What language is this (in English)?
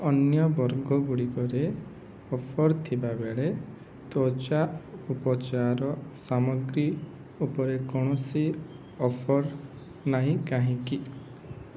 Odia